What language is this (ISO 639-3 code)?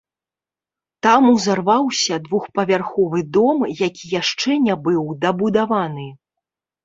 bel